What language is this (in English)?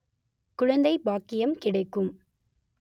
Tamil